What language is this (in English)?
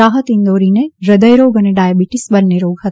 Gujarati